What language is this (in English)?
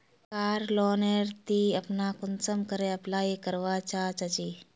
Magahi